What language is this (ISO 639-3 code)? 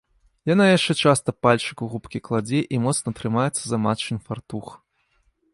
bel